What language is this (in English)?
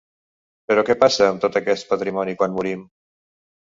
Catalan